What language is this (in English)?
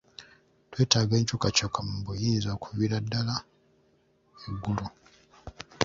Ganda